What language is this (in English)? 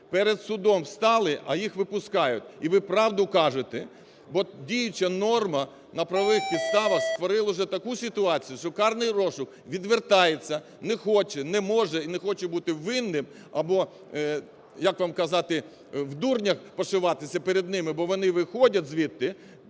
Ukrainian